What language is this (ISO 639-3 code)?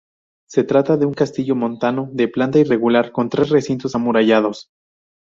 spa